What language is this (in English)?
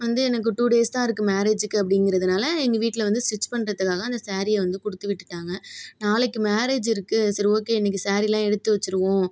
Tamil